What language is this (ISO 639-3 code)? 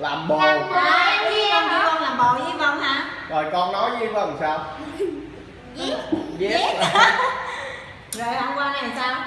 vie